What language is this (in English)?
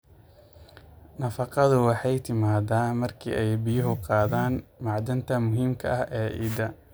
Somali